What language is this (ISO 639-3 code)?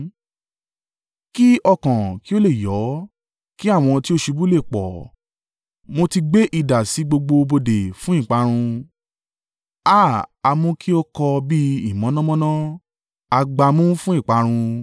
yor